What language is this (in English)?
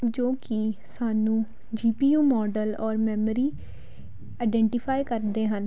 Punjabi